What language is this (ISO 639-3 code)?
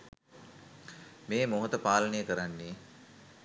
sin